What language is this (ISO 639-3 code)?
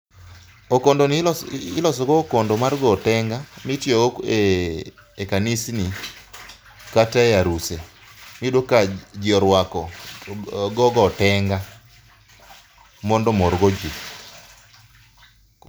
luo